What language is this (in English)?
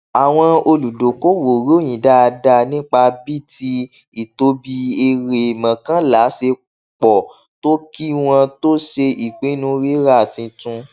Yoruba